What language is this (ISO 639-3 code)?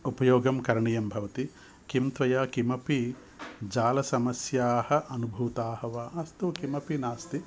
san